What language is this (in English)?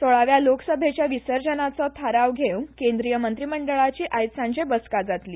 Konkani